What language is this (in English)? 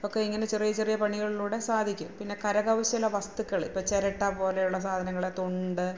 Malayalam